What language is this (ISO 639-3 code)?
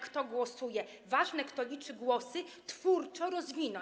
pol